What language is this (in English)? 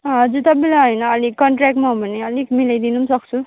Nepali